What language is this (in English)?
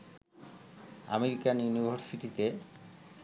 Bangla